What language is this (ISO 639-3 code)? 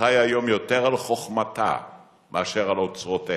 heb